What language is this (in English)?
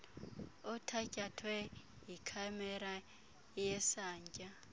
Xhosa